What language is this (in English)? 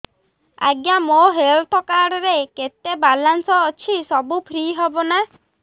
Odia